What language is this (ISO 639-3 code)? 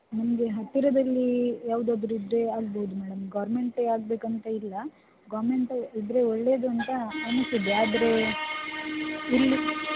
kan